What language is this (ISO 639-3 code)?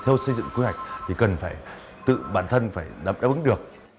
vie